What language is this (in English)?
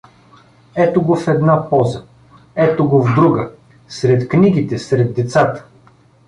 Bulgarian